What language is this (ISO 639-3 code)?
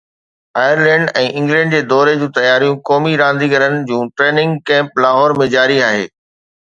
snd